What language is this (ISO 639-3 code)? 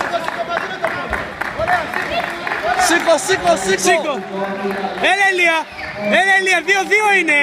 ell